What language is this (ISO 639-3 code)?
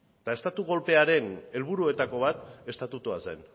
eus